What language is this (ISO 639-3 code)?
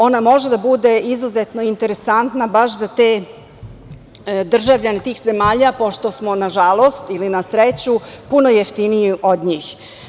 srp